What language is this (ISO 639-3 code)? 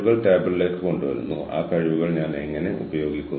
mal